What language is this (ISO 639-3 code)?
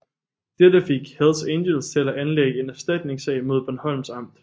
dan